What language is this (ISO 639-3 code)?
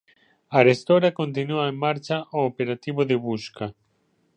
glg